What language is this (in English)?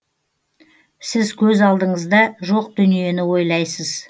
Kazakh